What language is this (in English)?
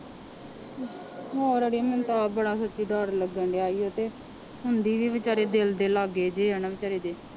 Punjabi